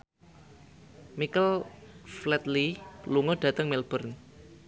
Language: Javanese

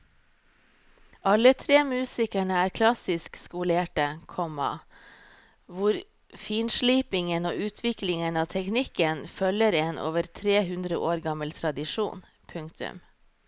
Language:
Norwegian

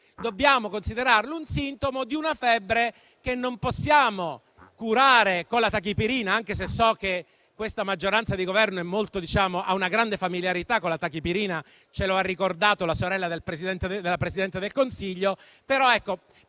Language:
Italian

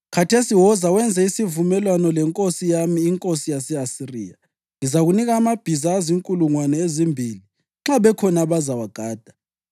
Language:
North Ndebele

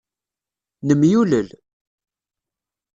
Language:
Kabyle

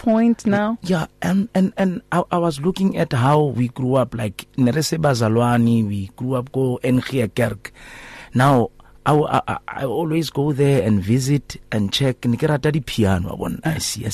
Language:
English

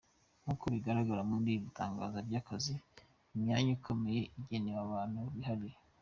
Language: Kinyarwanda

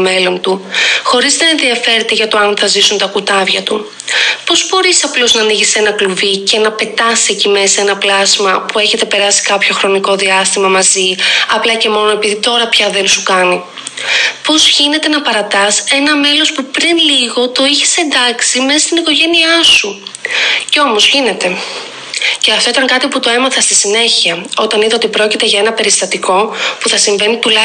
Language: Greek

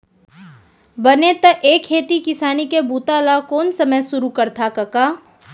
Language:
Chhattisgarhi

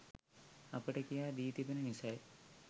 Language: Sinhala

